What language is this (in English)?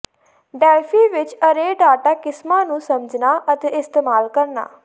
Punjabi